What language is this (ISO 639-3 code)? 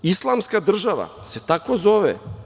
srp